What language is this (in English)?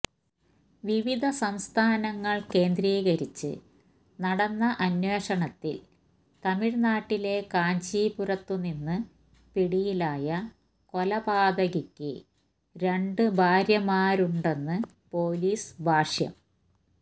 Malayalam